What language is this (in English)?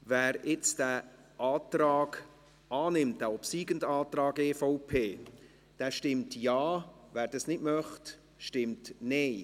Swiss German